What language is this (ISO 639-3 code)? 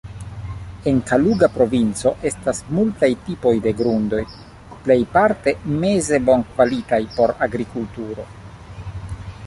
epo